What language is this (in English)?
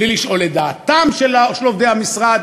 Hebrew